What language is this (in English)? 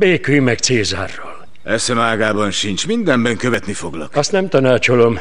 Hungarian